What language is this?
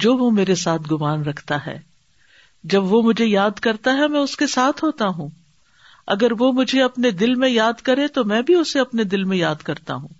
Urdu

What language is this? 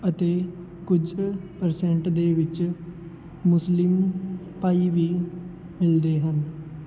Punjabi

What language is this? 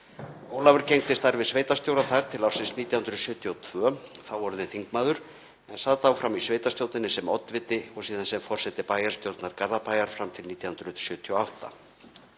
Icelandic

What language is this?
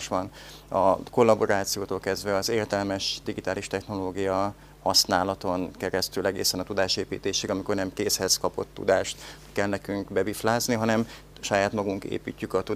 Hungarian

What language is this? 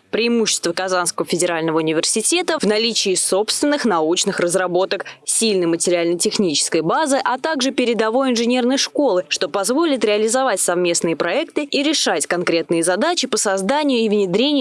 Russian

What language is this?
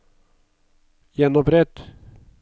Norwegian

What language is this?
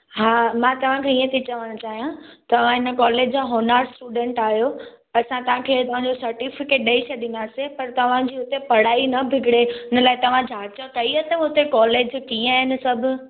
Sindhi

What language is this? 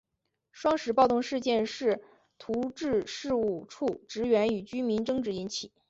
Chinese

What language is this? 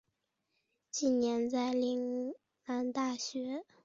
Chinese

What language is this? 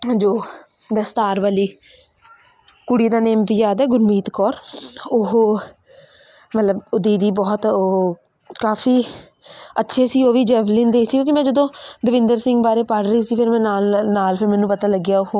Punjabi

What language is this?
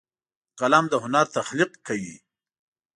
Pashto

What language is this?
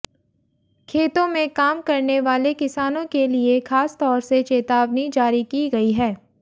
Hindi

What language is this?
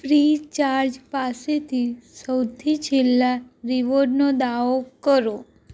Gujarati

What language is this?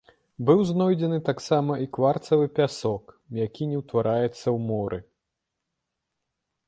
Belarusian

